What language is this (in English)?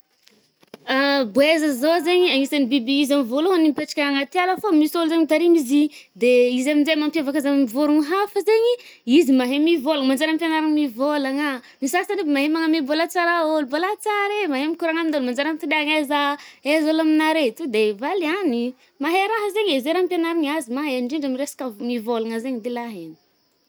Northern Betsimisaraka Malagasy